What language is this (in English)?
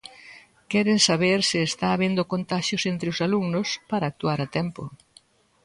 Galician